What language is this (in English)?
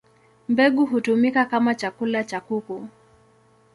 Swahili